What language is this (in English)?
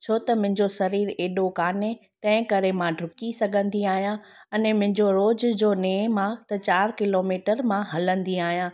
Sindhi